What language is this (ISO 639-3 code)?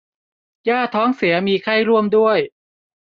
tha